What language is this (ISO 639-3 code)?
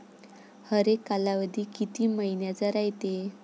mar